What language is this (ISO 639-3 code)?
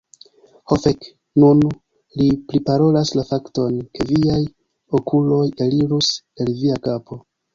epo